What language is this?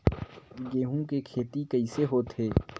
Chhattisgarhi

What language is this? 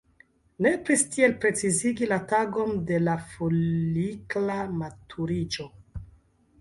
Esperanto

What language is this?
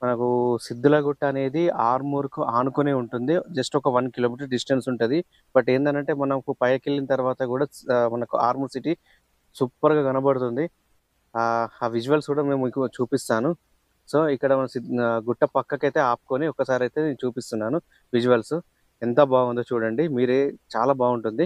Telugu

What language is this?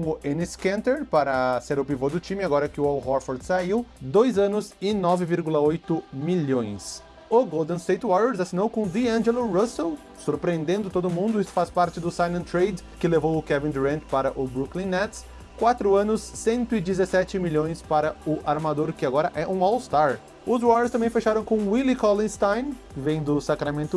Portuguese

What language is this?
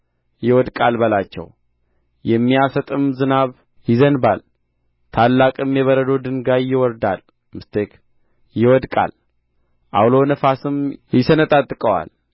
Amharic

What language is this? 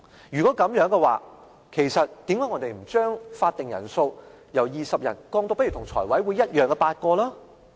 Cantonese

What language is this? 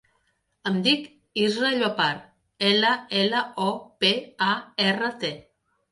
Catalan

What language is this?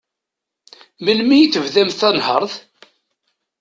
Kabyle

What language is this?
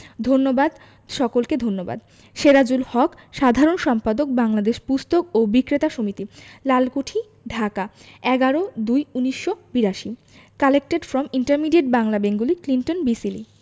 Bangla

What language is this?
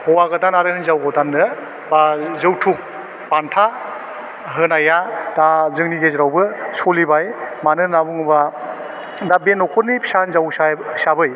Bodo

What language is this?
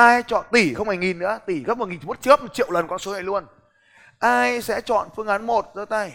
Vietnamese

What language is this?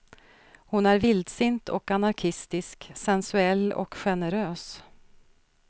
Swedish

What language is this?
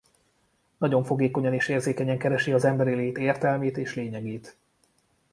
Hungarian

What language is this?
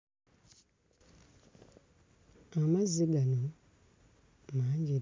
Ganda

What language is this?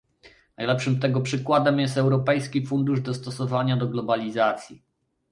Polish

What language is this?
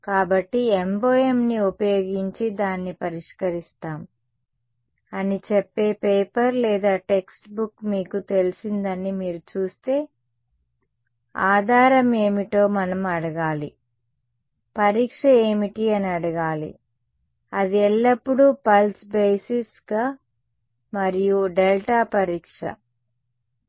Telugu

